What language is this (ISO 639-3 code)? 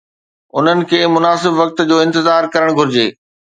snd